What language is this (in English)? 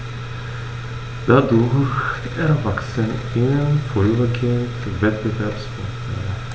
German